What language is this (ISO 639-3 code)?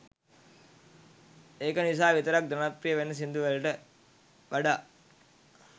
sin